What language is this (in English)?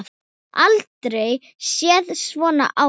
Icelandic